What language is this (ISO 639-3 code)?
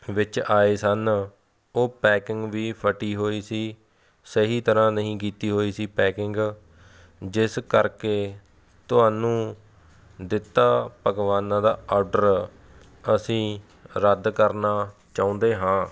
pan